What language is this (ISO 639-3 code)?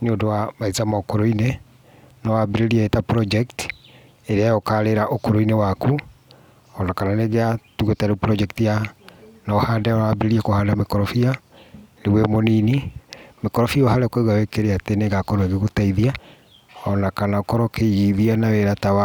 kik